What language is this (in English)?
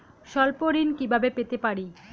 Bangla